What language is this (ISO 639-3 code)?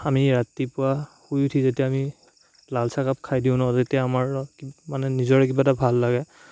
asm